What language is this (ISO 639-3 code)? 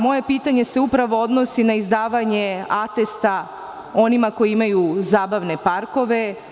srp